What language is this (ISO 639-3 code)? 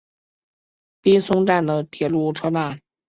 zho